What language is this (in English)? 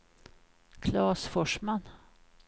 Swedish